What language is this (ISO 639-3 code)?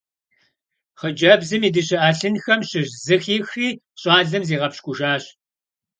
kbd